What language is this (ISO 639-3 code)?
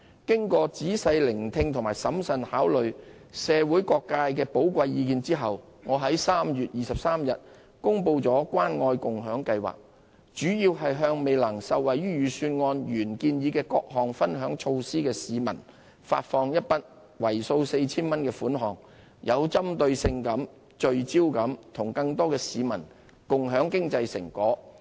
yue